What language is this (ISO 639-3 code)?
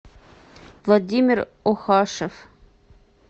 rus